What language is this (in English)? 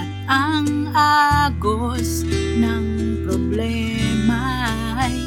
Filipino